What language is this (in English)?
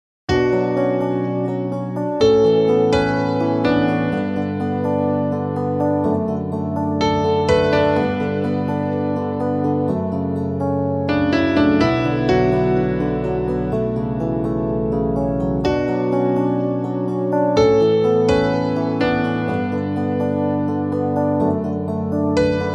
Polish